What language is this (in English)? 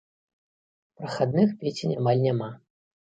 Belarusian